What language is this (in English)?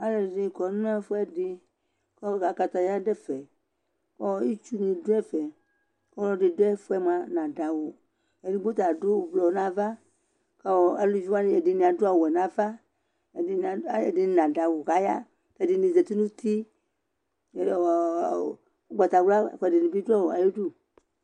Ikposo